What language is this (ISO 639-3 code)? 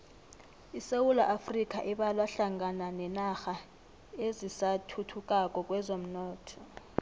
nbl